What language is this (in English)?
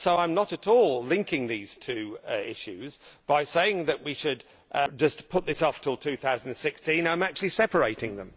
English